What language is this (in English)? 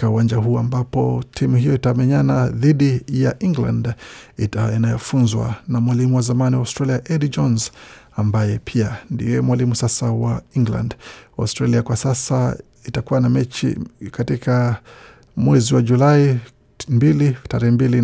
Swahili